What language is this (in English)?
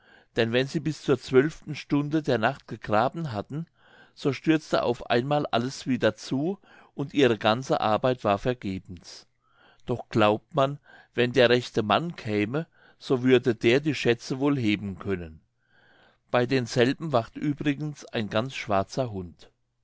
German